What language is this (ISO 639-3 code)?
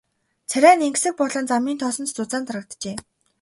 mon